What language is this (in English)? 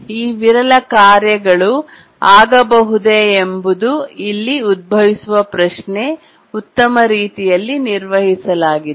Kannada